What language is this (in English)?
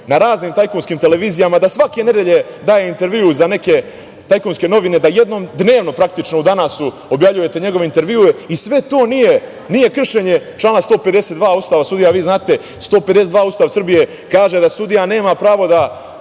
Serbian